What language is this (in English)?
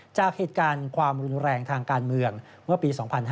Thai